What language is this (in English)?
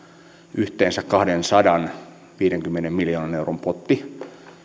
Finnish